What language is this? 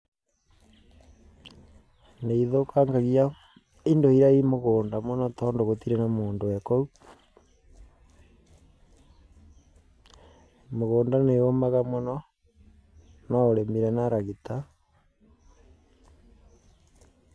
Kikuyu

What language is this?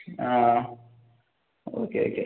Tamil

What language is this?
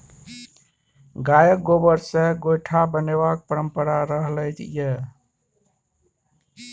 Maithili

